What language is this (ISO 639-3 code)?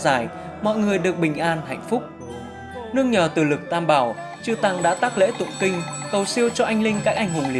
vie